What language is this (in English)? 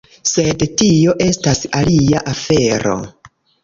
Esperanto